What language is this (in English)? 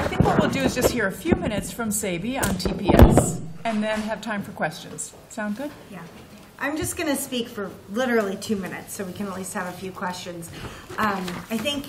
English